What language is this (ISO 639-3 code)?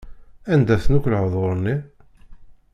kab